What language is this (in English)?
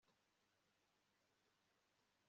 Kinyarwanda